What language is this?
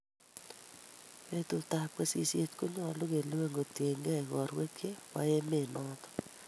Kalenjin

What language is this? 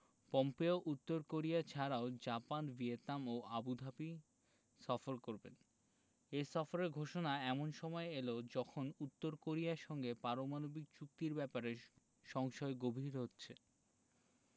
Bangla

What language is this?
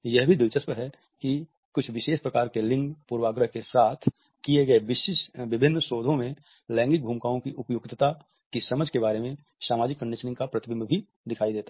Hindi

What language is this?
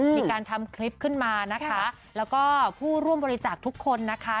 Thai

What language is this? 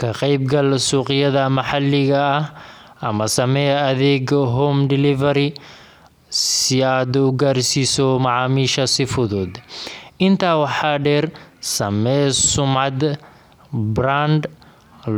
Somali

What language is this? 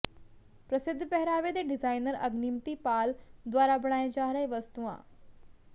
Punjabi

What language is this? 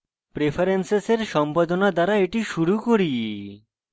Bangla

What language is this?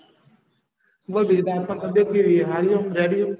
Gujarati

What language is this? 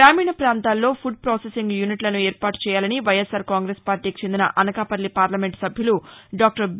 Telugu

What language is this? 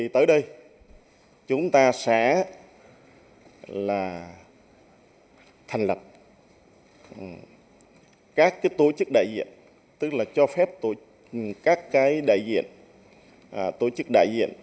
Vietnamese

